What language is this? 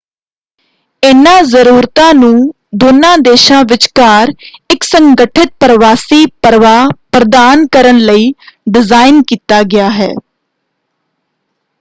Punjabi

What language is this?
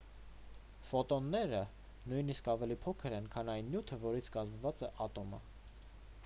Armenian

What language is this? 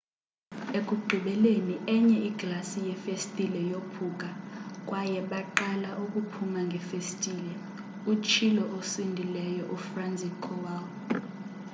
Xhosa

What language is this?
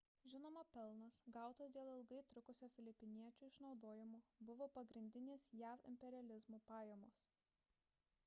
Lithuanian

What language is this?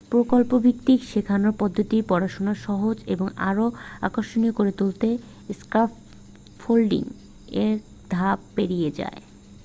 Bangla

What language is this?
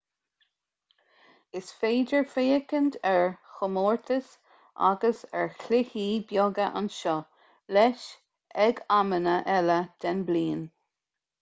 Irish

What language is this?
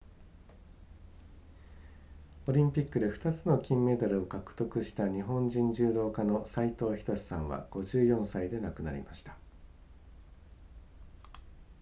Japanese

